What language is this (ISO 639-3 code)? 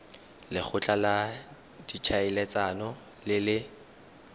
tsn